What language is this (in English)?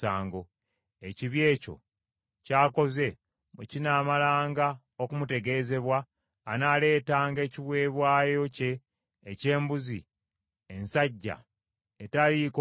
Ganda